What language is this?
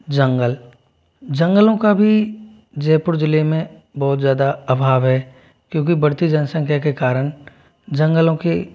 Hindi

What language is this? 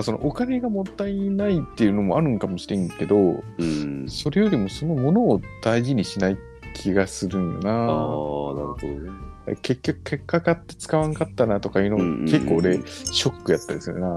Japanese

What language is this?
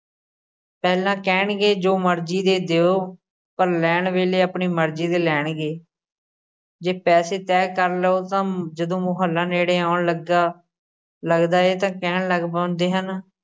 Punjabi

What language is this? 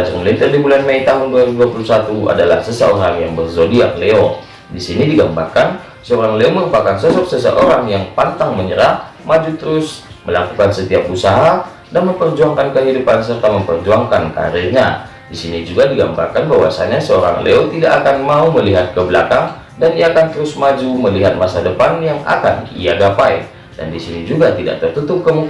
Indonesian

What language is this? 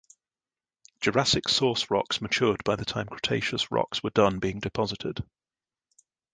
English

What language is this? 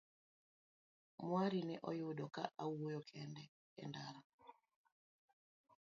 Luo (Kenya and Tanzania)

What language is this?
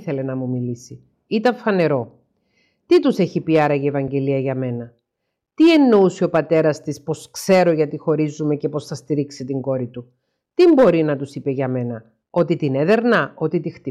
Greek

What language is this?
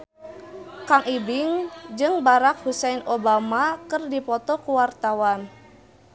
Sundanese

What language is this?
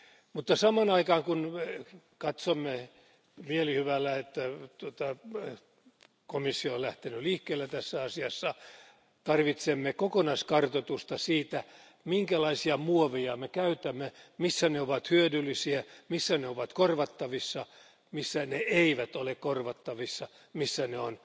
Finnish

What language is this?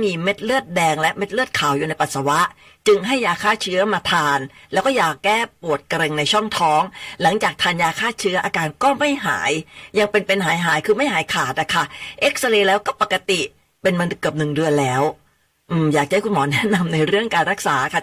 Thai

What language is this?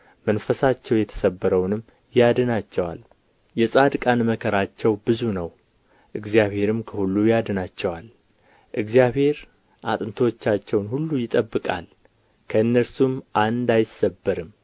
Amharic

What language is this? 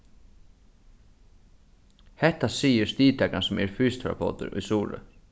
Faroese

